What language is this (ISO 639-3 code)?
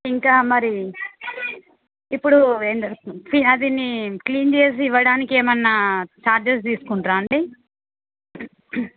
tel